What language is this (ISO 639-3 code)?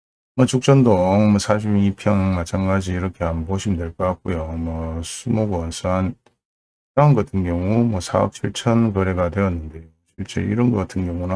kor